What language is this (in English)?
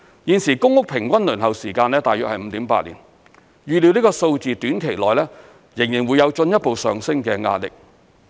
Cantonese